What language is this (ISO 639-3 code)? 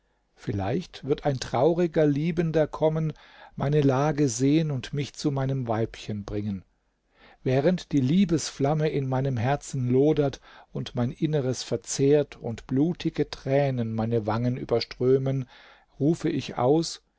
deu